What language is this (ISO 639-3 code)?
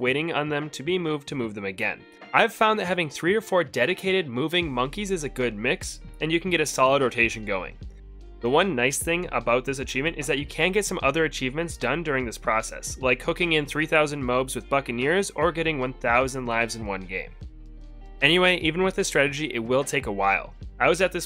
eng